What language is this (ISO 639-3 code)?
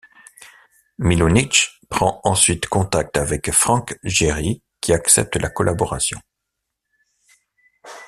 fra